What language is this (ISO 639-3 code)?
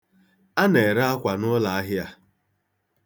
ibo